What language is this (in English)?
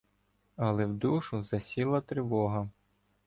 Ukrainian